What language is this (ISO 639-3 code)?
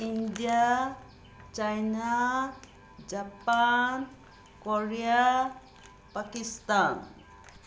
mni